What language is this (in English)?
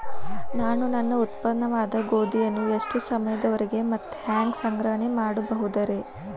Kannada